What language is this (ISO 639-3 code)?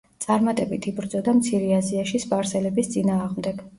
kat